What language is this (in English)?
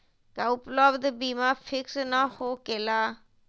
Magahi